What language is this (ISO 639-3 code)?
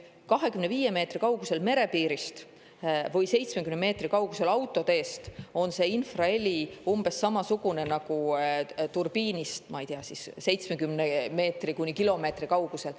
est